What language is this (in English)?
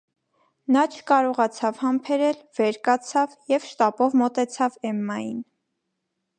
Armenian